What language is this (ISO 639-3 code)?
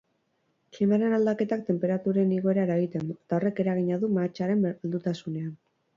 eus